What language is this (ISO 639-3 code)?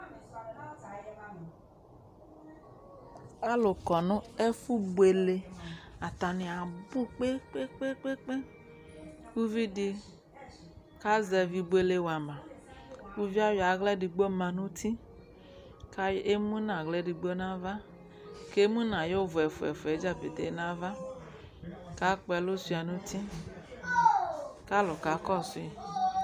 kpo